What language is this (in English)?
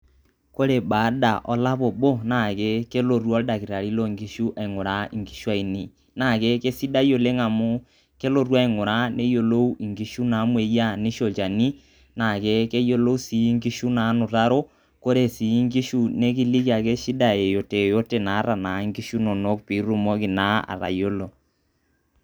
Masai